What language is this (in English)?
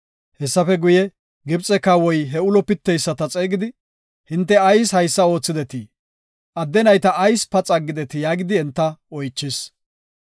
Gofa